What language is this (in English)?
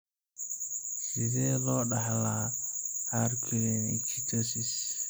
Somali